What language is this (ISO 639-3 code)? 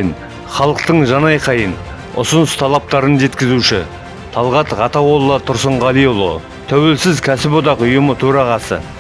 kaz